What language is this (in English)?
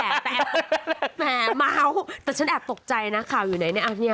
Thai